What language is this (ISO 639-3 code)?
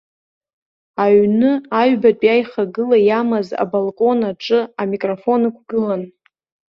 abk